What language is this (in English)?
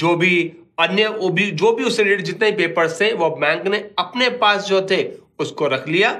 Hindi